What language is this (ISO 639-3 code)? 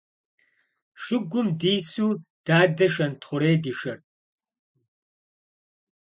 kbd